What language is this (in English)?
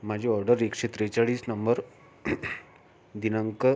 Marathi